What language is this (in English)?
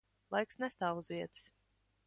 Latvian